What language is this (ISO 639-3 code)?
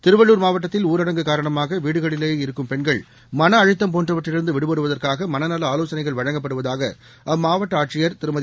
tam